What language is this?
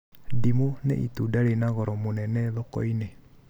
Kikuyu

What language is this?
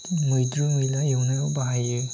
Bodo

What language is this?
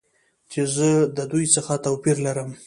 Pashto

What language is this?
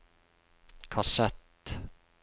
Norwegian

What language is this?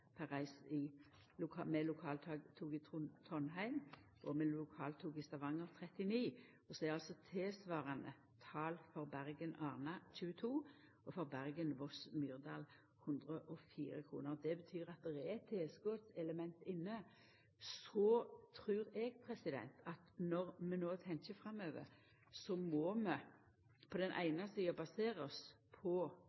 Norwegian Nynorsk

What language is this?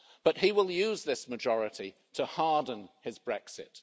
English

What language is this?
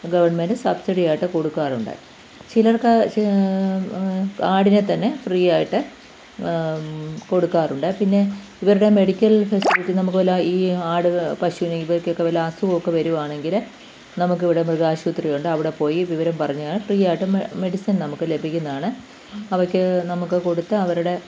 Malayalam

